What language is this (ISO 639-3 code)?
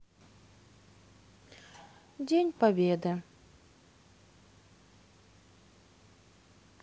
rus